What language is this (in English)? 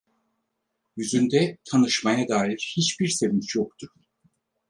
Turkish